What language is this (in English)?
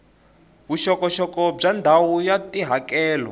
Tsonga